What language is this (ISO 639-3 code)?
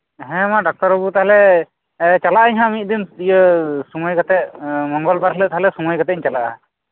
sat